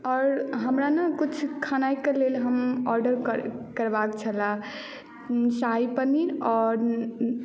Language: Maithili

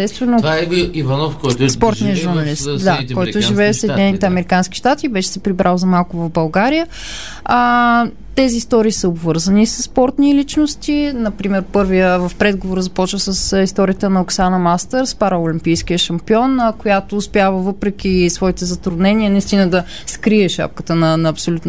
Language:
Bulgarian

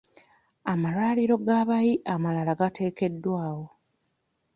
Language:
Ganda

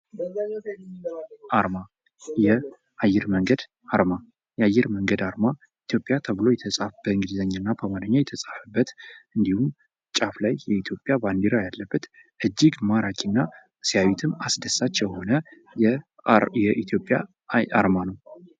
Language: Amharic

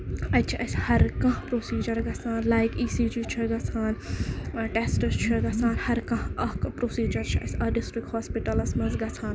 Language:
Kashmiri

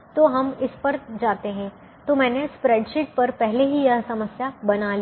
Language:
Hindi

